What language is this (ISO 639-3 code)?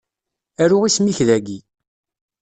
kab